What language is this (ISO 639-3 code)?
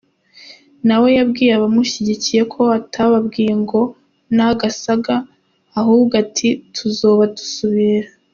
kin